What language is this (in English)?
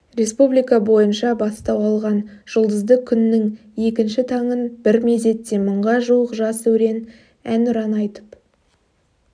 Kazakh